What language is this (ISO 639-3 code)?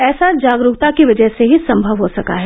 hin